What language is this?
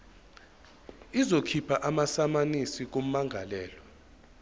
Zulu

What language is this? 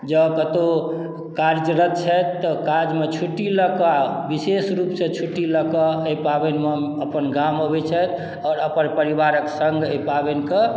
Maithili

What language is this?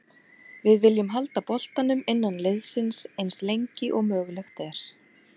Icelandic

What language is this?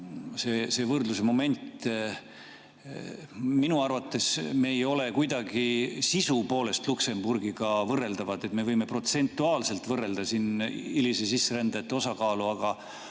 Estonian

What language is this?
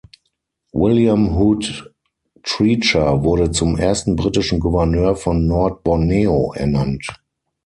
German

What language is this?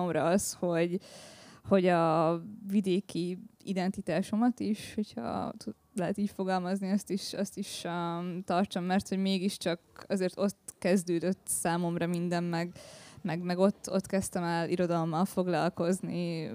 Hungarian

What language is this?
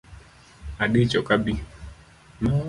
Luo (Kenya and Tanzania)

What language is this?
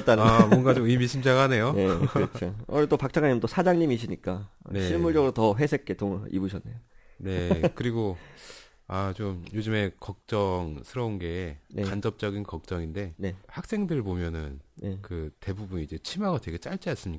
Korean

